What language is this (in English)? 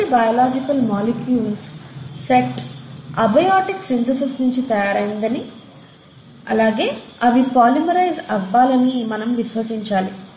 Telugu